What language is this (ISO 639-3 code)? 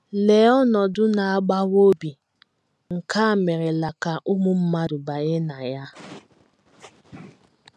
ibo